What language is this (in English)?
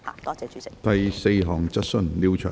Cantonese